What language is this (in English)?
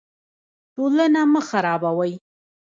Pashto